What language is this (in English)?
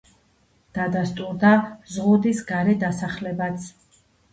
Georgian